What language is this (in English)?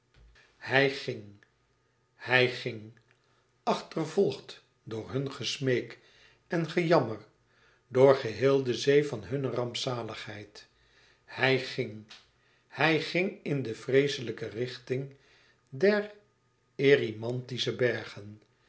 Dutch